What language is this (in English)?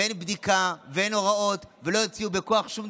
Hebrew